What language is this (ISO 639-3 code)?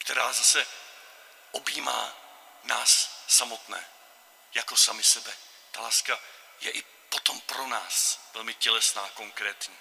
ces